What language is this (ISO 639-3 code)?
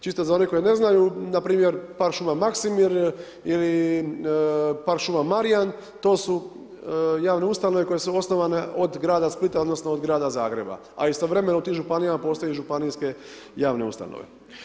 hrv